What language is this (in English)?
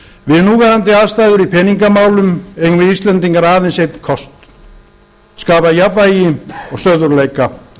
Icelandic